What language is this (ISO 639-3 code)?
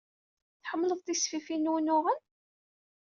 kab